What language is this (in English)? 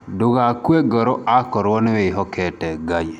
Kikuyu